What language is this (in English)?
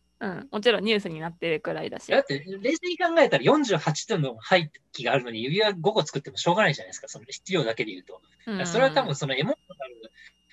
Japanese